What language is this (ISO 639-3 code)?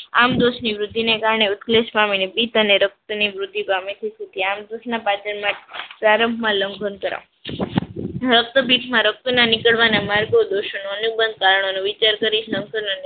guj